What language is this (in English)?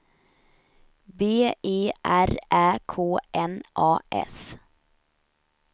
Swedish